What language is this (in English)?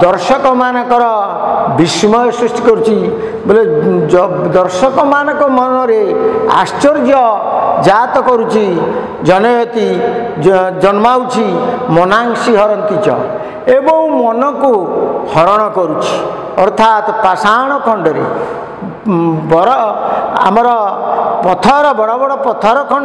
Indonesian